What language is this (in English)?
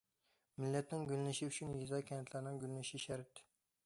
Uyghur